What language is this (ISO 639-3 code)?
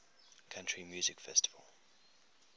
eng